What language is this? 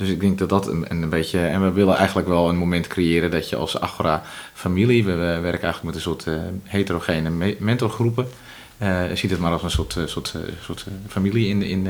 Dutch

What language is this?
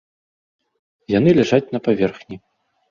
Belarusian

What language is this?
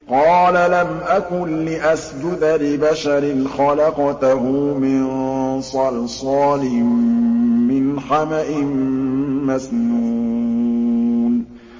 Arabic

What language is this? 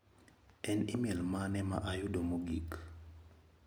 Luo (Kenya and Tanzania)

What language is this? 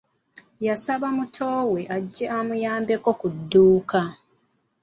Ganda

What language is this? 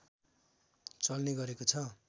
Nepali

